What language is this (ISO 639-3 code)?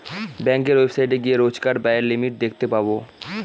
ben